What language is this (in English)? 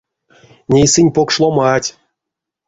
Erzya